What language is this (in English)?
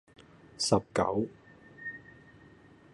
Cantonese